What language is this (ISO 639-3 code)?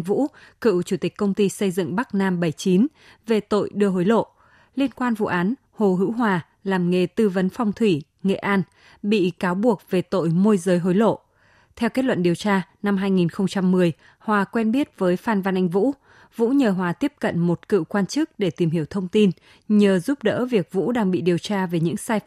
vie